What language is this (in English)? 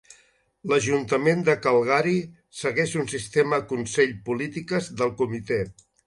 Catalan